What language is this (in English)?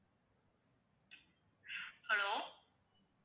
Tamil